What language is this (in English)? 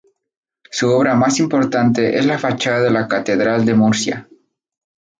Spanish